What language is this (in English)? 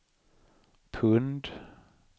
Swedish